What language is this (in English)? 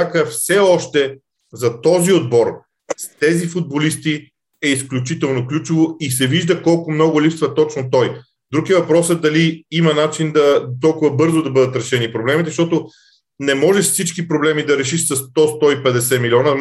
Bulgarian